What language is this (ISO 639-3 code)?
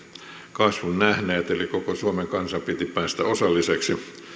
fin